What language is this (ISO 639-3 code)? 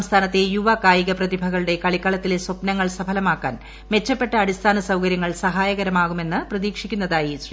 mal